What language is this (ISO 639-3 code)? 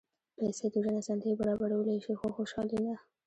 pus